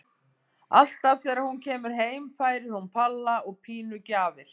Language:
Icelandic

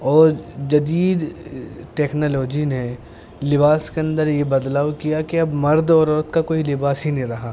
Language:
Urdu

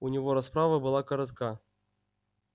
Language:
Russian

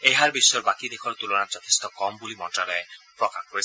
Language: Assamese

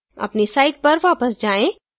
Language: Hindi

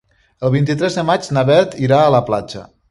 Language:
Catalan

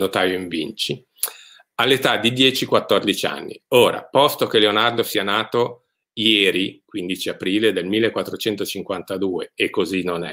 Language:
Italian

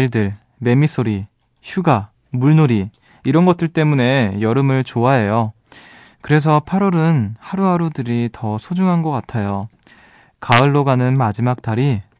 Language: Korean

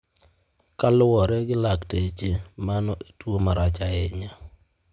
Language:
Luo (Kenya and Tanzania)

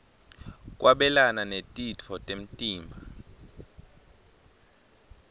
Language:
Swati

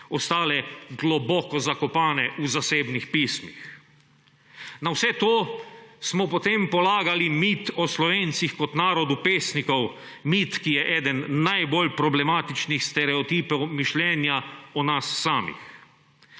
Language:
Slovenian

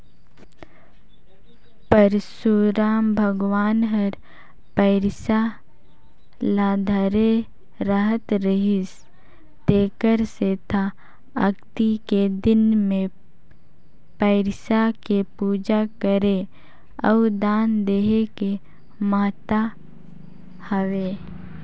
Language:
Chhattisgarhi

